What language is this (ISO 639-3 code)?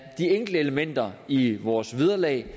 dan